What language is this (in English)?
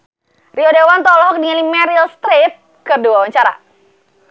Sundanese